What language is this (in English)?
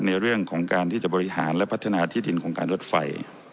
Thai